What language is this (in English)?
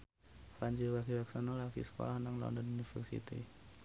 Javanese